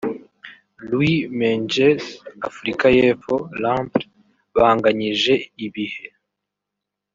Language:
Kinyarwanda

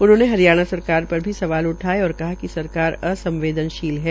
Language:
Hindi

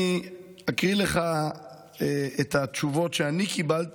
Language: Hebrew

